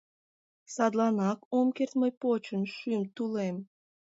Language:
Mari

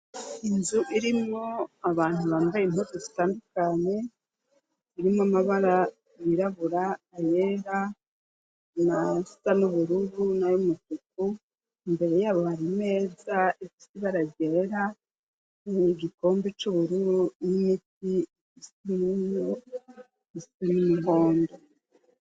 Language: Rundi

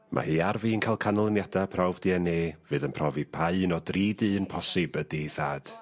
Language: Welsh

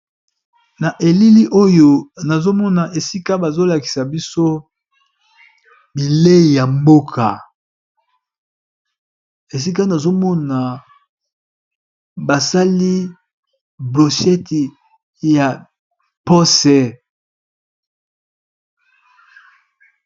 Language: Lingala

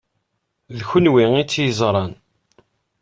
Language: Kabyle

